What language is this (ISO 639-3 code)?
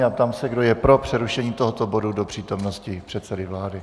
ces